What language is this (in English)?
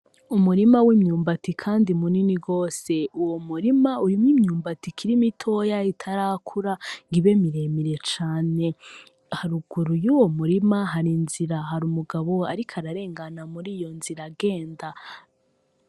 Rundi